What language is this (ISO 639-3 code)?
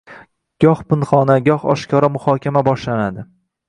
uzb